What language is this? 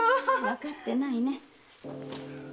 Japanese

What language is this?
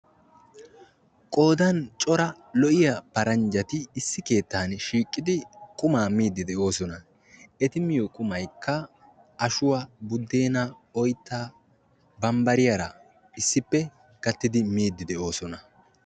Wolaytta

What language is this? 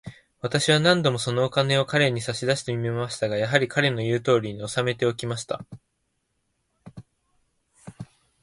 Japanese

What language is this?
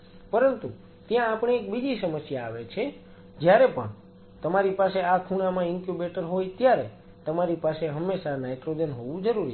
Gujarati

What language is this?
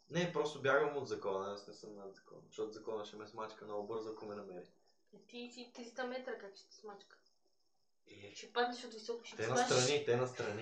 Bulgarian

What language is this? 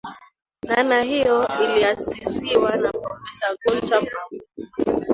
Swahili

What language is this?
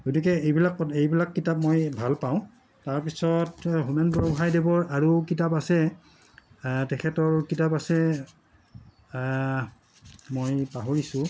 Assamese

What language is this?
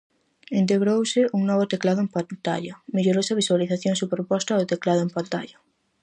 Galician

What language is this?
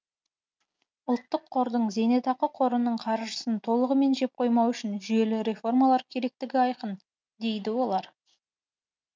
Kazakh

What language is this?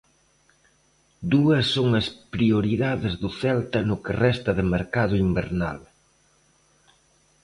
Galician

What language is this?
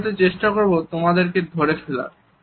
Bangla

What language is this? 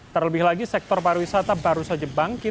Indonesian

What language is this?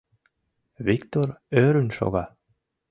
Mari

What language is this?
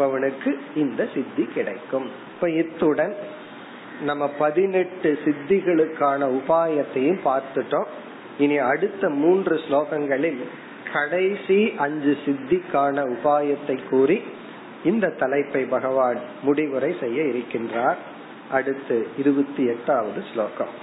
Tamil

